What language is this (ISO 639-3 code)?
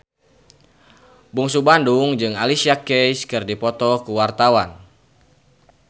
sun